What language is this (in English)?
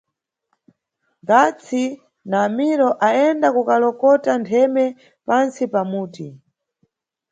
Nyungwe